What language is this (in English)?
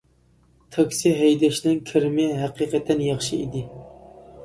Uyghur